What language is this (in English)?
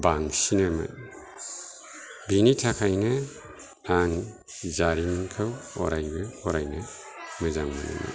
Bodo